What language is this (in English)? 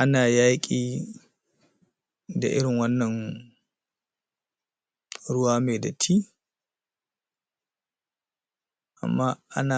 Hausa